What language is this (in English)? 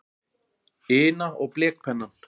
Icelandic